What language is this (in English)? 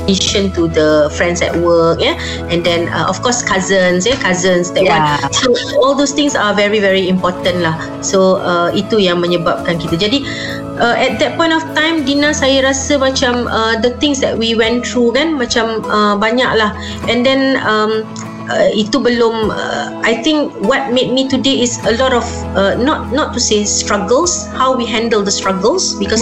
Malay